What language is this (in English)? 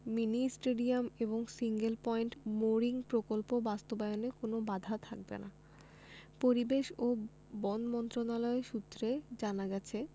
Bangla